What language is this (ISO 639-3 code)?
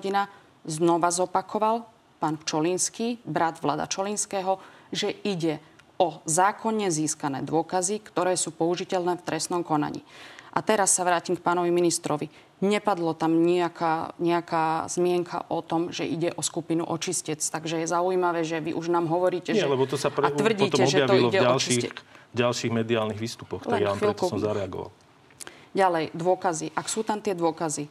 slk